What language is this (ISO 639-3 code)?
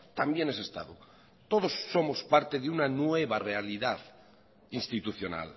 spa